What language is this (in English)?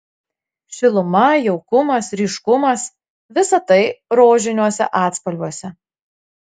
Lithuanian